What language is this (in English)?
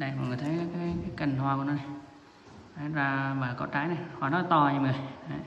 Vietnamese